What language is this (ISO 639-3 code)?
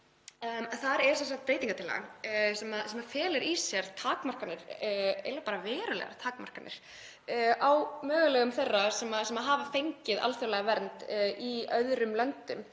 isl